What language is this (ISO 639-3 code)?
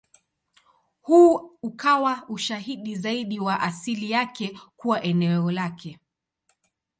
swa